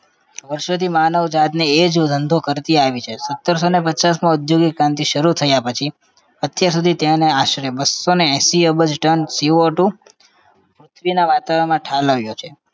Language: Gujarati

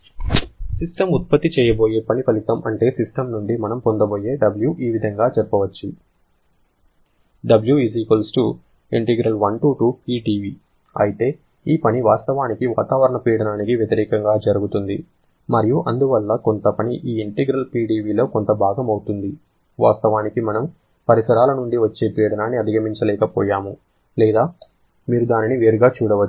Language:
Telugu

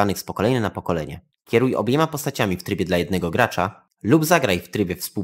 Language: Polish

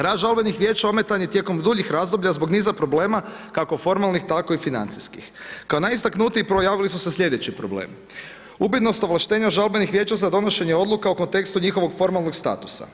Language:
Croatian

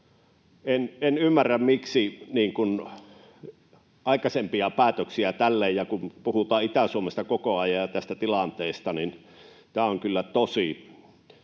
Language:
Finnish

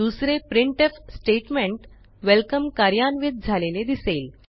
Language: Marathi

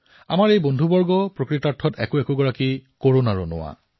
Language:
Assamese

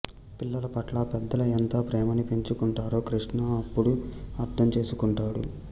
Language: Telugu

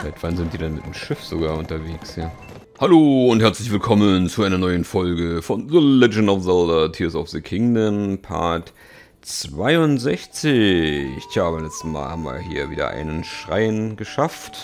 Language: German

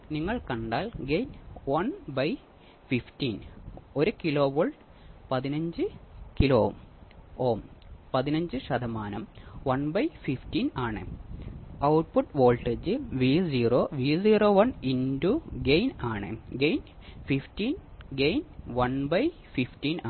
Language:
Malayalam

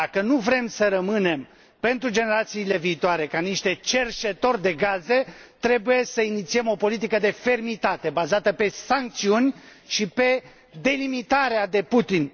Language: Romanian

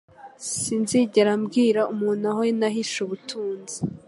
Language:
Kinyarwanda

